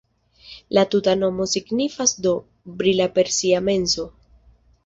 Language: Esperanto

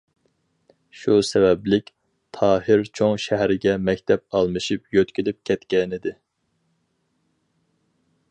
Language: Uyghur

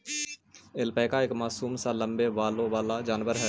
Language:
Magahi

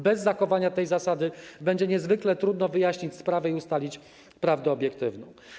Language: Polish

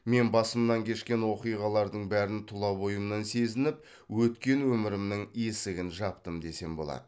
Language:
Kazakh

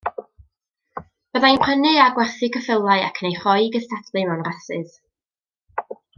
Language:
Welsh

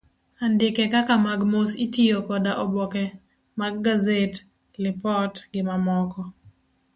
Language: Luo (Kenya and Tanzania)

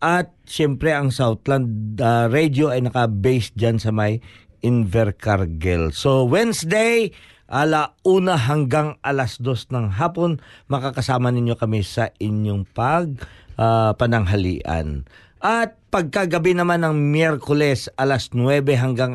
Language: Filipino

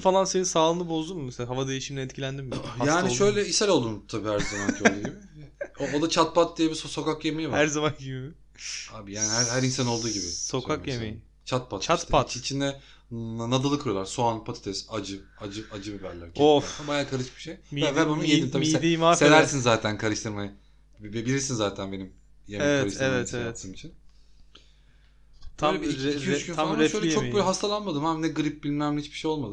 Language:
Turkish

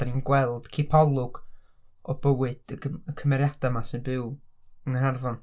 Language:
Welsh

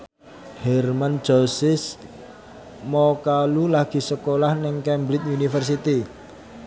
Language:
Javanese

